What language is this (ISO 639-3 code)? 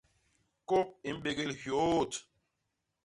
bas